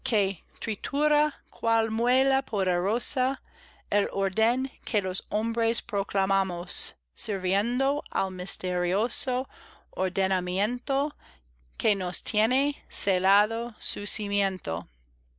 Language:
Spanish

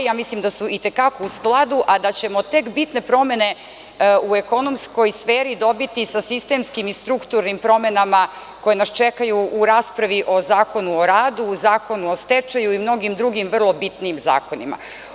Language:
Serbian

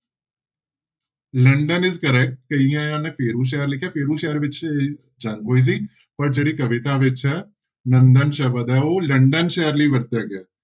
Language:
Punjabi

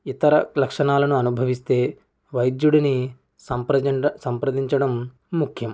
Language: Telugu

